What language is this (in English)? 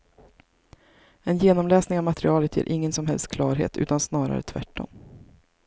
Swedish